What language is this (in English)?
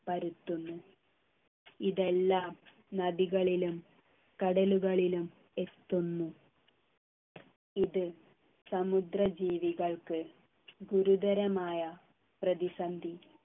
Malayalam